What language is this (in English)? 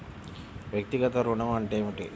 Telugu